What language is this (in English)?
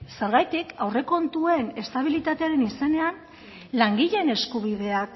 Basque